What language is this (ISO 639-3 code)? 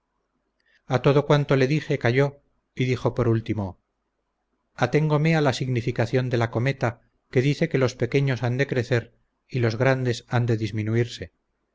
spa